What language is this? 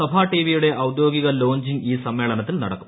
Malayalam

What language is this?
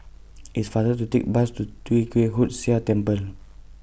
English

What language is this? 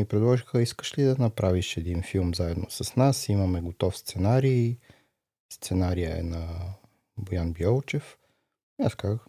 Bulgarian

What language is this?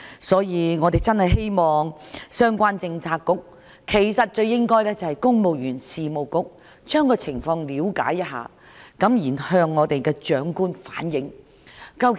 Cantonese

